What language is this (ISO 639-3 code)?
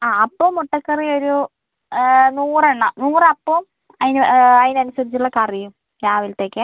mal